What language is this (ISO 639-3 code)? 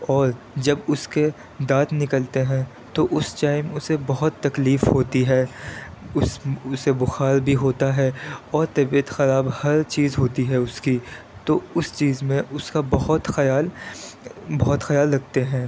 urd